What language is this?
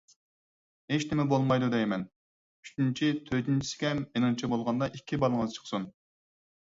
Uyghur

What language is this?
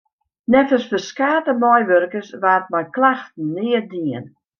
Western Frisian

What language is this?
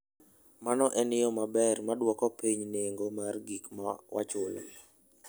Luo (Kenya and Tanzania)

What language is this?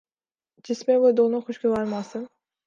Urdu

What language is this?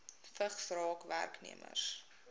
Afrikaans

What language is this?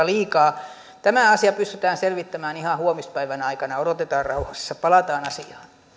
Finnish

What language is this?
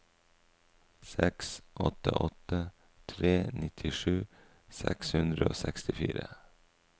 Norwegian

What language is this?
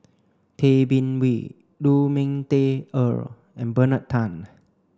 English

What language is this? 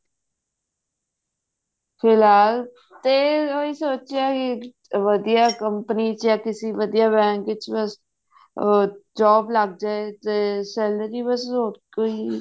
Punjabi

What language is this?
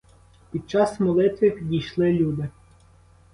Ukrainian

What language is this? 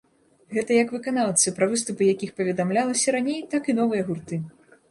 Belarusian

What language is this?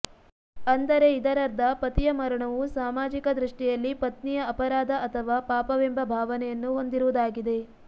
Kannada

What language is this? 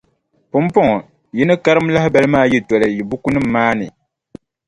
Dagbani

